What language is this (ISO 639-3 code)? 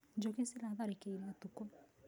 kik